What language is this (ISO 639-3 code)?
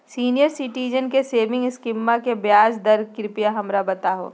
mag